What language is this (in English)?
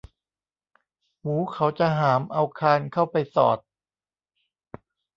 Thai